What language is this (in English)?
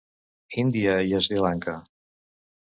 Catalan